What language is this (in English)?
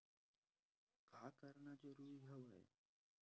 Chhattisgarhi